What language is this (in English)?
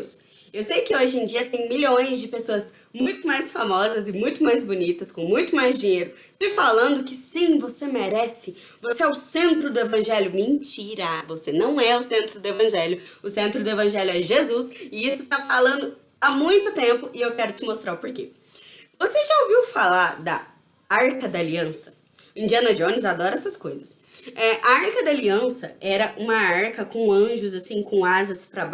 Portuguese